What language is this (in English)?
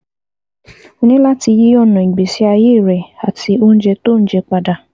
Yoruba